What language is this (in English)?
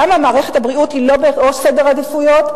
Hebrew